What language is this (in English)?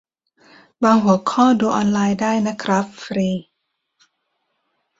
Thai